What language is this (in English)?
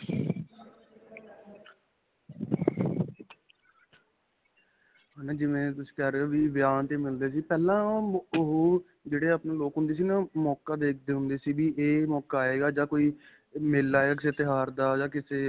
Punjabi